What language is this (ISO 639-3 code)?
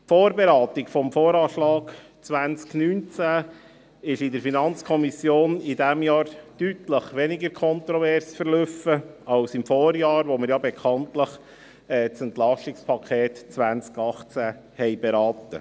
gsw